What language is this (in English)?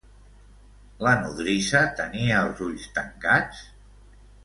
Catalan